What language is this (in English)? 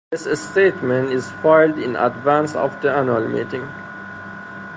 English